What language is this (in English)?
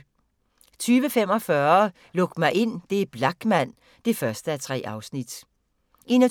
Danish